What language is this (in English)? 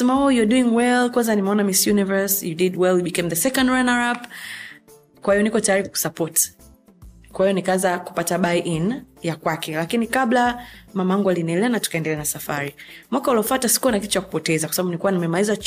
Swahili